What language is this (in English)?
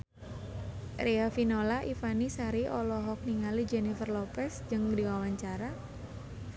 Sundanese